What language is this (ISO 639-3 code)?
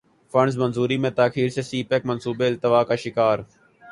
urd